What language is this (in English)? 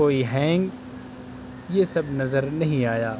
Urdu